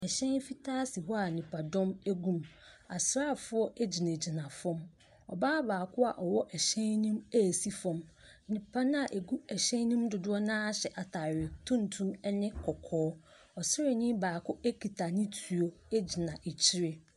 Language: Akan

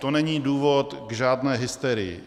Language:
Czech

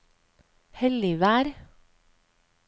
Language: Norwegian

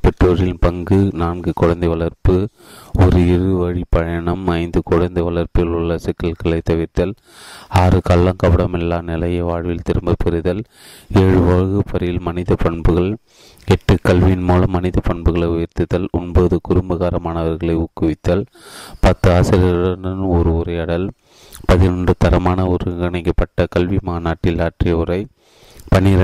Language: Tamil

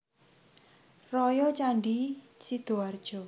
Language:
Javanese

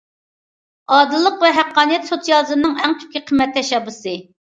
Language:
Uyghur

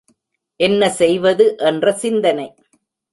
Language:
Tamil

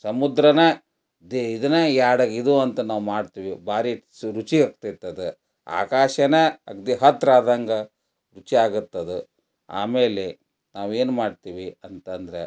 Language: Kannada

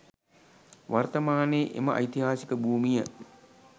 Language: Sinhala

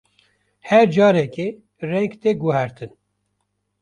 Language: Kurdish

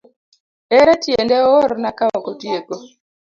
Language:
Luo (Kenya and Tanzania)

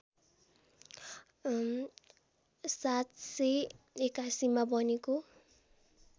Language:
Nepali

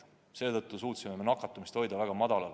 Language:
Estonian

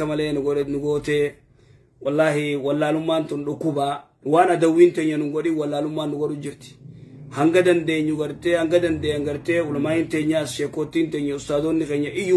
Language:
Arabic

